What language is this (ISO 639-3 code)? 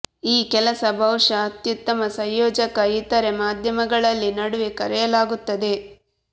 kan